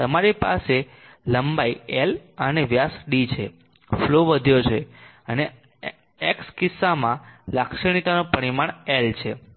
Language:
Gujarati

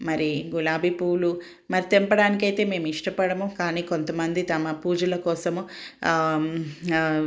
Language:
Telugu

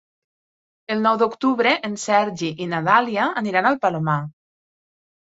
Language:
Catalan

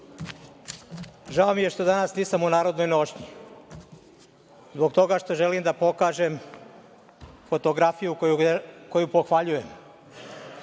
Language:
Serbian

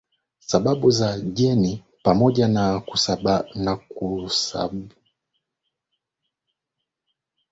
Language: Swahili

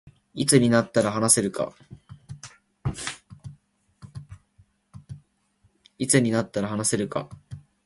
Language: Japanese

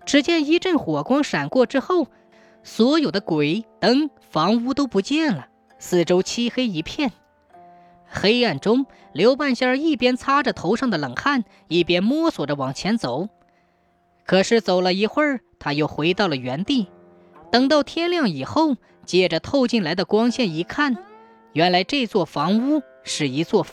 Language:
Chinese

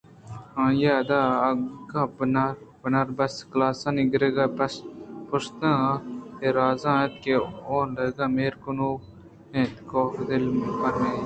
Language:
Eastern Balochi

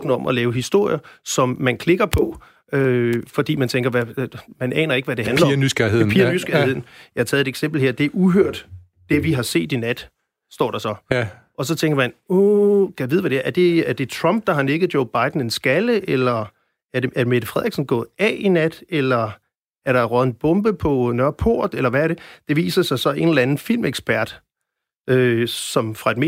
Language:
Danish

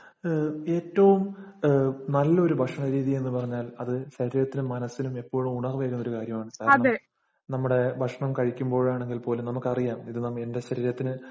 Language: Malayalam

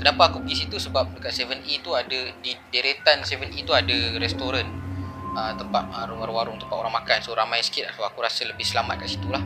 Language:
Malay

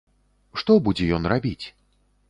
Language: Belarusian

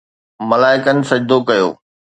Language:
Sindhi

